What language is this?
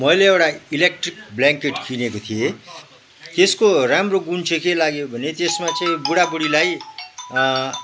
Nepali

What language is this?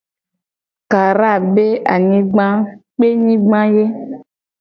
Gen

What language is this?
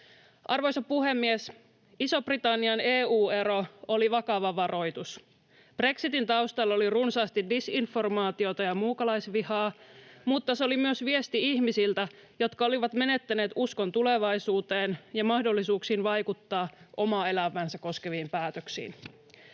Finnish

